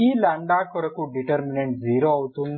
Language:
Telugu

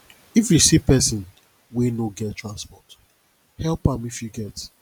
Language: Nigerian Pidgin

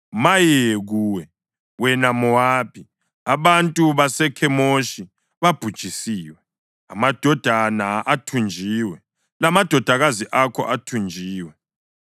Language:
North Ndebele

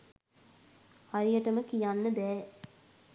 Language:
Sinhala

